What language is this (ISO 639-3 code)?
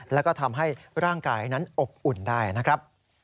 tha